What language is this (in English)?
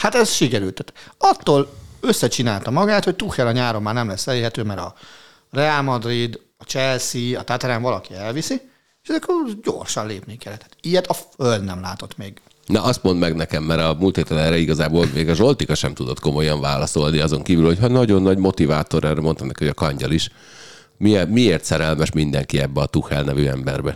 Hungarian